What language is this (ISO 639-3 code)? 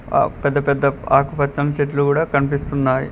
tel